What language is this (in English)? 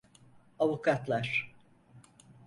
Turkish